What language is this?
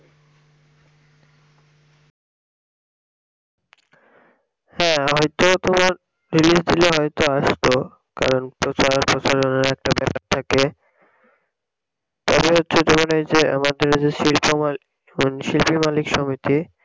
Bangla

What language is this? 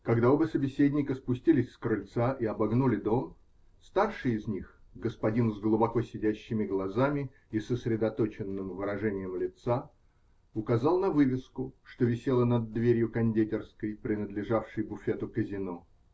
Russian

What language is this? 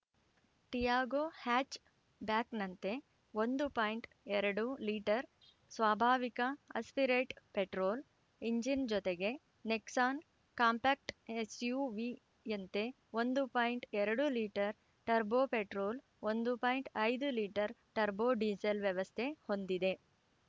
Kannada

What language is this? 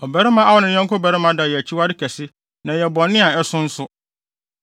Akan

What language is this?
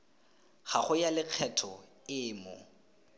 Tswana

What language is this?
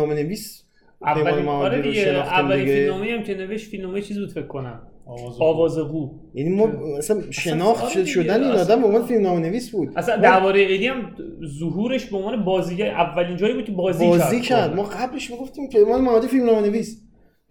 Persian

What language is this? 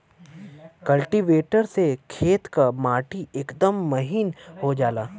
Bhojpuri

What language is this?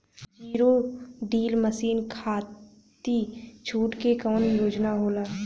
Bhojpuri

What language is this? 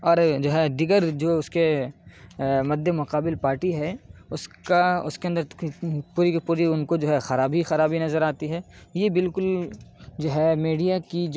Urdu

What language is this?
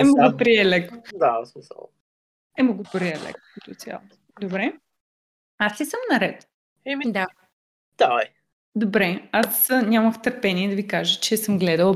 Bulgarian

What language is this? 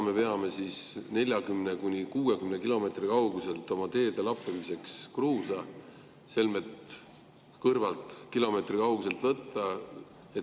Estonian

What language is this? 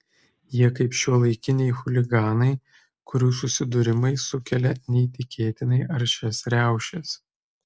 Lithuanian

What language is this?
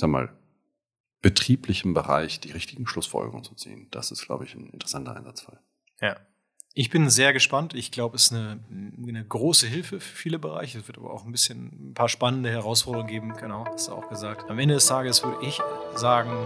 German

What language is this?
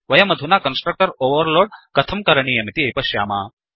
Sanskrit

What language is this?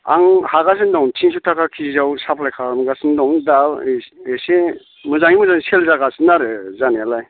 Bodo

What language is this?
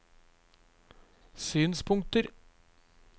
Norwegian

